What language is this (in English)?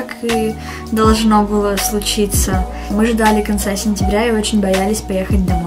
Russian